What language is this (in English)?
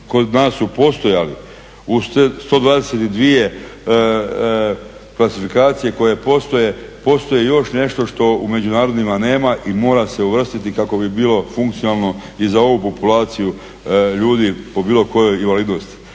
Croatian